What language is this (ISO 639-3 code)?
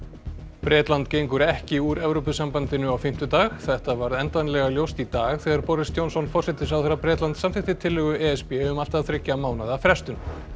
isl